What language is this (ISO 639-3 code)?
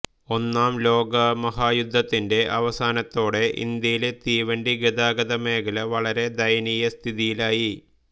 mal